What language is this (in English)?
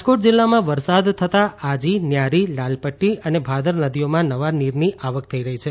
Gujarati